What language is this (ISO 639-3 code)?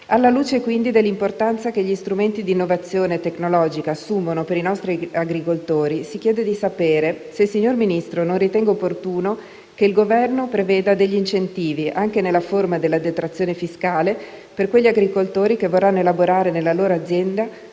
ita